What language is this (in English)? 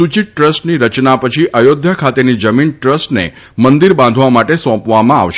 Gujarati